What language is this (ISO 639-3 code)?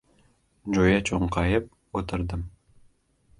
uzb